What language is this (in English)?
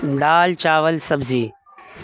Urdu